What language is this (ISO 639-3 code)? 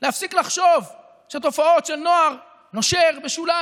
heb